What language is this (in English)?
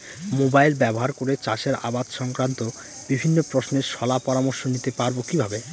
Bangla